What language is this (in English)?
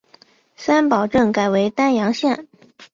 Chinese